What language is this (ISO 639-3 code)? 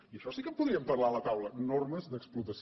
cat